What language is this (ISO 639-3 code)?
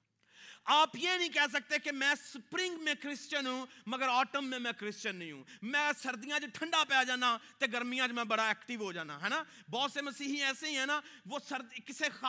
urd